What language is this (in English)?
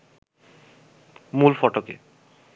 Bangla